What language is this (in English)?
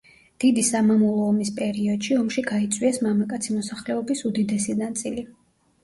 Georgian